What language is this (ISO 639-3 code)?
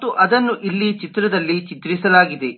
kan